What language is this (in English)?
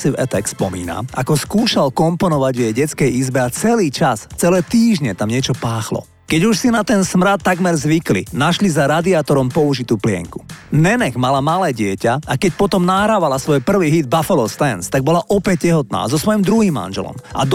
Slovak